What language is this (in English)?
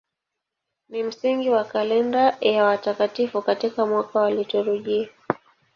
Swahili